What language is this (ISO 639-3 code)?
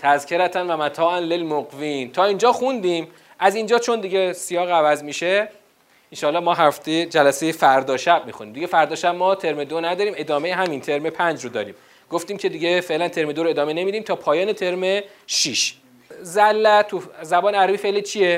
fas